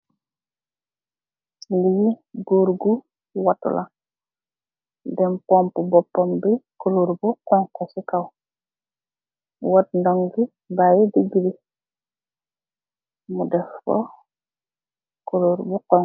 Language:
Wolof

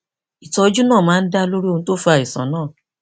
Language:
Yoruba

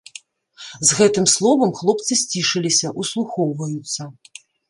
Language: Belarusian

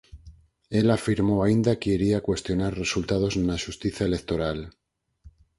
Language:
Galician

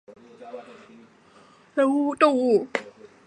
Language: Chinese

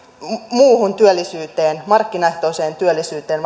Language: Finnish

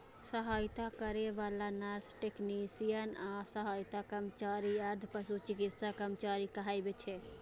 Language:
Maithili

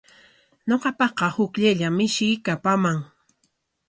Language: Corongo Ancash Quechua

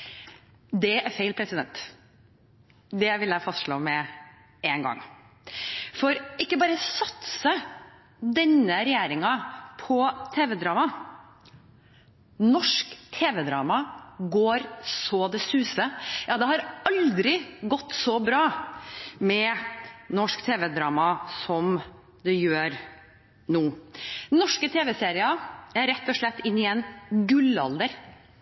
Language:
Norwegian Bokmål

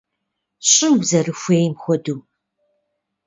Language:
Kabardian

